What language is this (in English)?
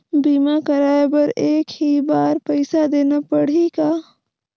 Chhattisgarhi